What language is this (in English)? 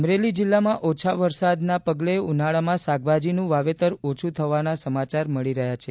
Gujarati